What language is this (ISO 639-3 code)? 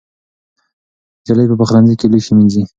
pus